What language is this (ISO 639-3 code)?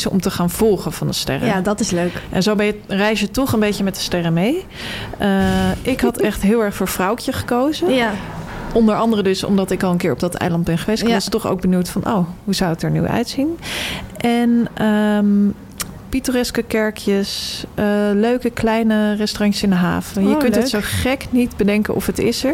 nld